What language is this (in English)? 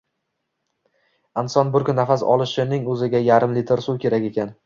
Uzbek